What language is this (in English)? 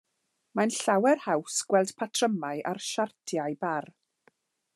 Welsh